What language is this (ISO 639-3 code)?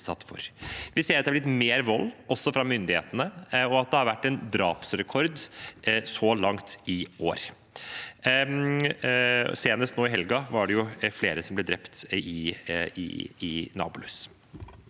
nor